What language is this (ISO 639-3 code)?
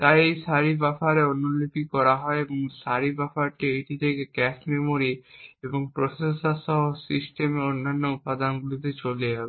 ben